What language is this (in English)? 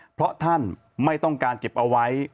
Thai